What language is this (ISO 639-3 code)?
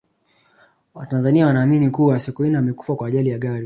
swa